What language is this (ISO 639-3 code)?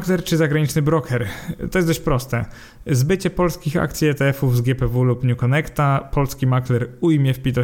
pol